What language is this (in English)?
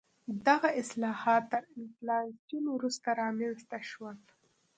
Pashto